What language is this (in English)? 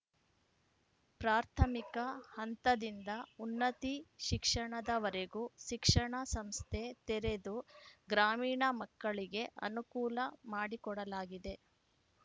Kannada